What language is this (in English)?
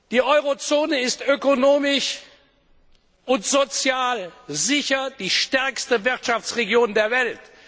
German